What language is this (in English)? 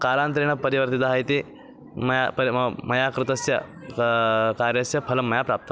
Sanskrit